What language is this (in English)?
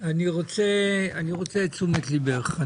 Hebrew